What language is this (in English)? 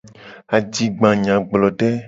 Gen